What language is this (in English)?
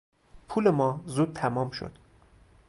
Persian